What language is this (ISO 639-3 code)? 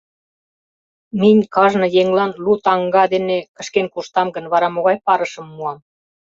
chm